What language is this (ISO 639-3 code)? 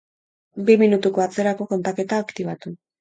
eus